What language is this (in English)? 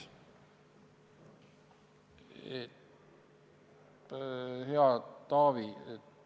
Estonian